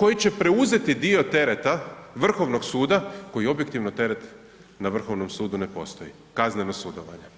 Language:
Croatian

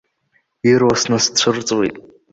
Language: Abkhazian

